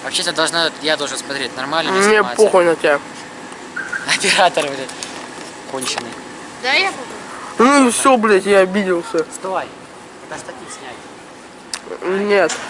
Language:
Russian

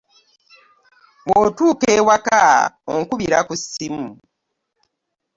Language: Ganda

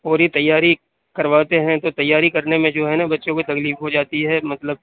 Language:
Urdu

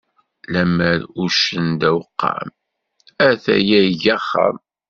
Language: Kabyle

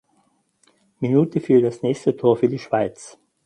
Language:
German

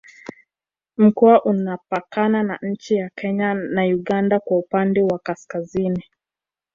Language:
Swahili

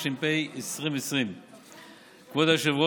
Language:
Hebrew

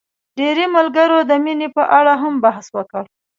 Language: Pashto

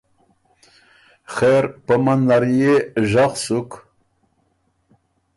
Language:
Ormuri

